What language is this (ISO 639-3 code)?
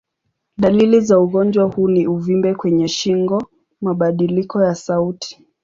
swa